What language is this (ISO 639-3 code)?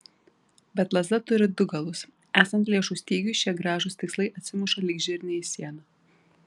lit